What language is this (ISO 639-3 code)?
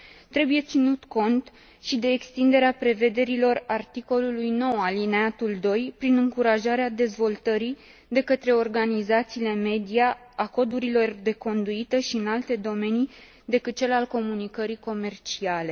ron